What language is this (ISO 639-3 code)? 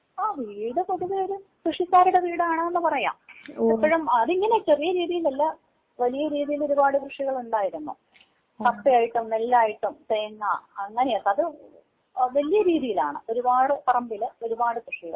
mal